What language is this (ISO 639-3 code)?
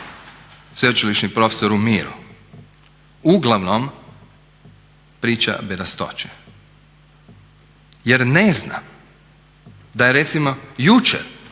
hrv